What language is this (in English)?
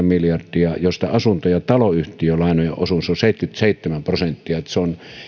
Finnish